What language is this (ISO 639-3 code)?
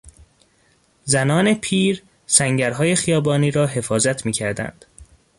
fas